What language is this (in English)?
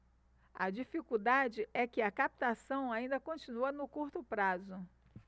Portuguese